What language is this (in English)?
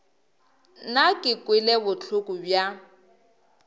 Northern Sotho